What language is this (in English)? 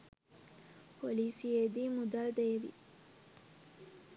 Sinhala